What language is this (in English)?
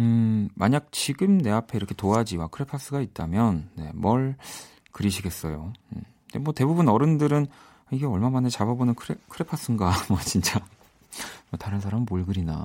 Korean